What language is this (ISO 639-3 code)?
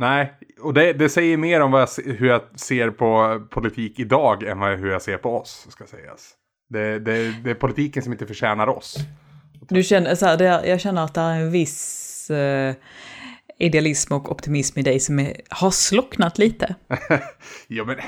swe